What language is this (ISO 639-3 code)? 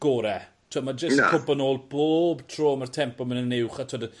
cym